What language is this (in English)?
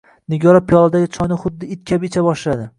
Uzbek